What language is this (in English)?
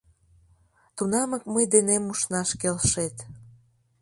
Mari